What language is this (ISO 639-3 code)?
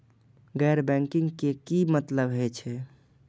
mai